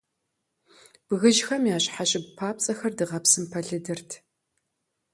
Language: Kabardian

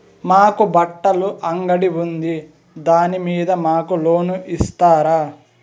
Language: Telugu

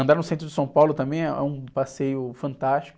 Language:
Portuguese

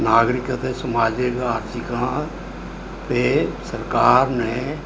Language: Punjabi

